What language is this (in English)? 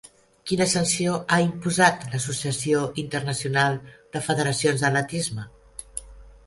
Catalan